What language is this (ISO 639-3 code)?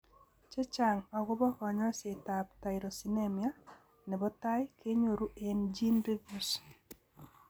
kln